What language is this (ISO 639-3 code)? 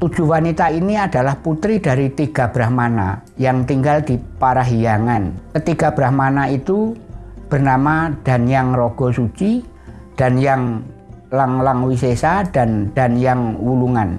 ind